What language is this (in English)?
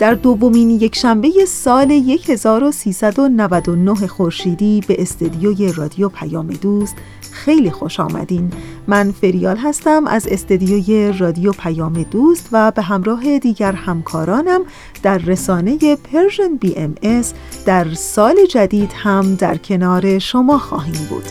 Persian